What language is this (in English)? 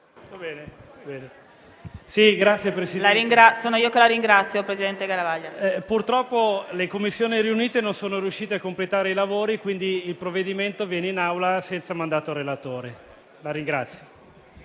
Italian